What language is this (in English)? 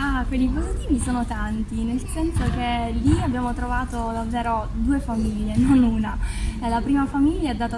Italian